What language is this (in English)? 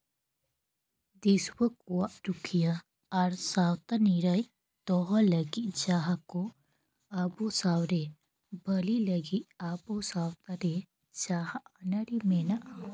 Santali